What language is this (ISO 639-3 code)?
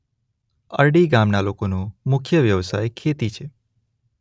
guj